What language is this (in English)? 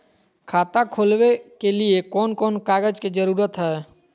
Magahi